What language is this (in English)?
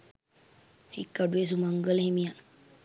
Sinhala